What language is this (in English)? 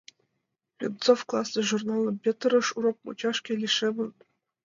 Mari